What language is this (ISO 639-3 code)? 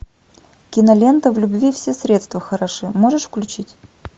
rus